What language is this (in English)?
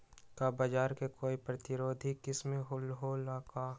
Magahi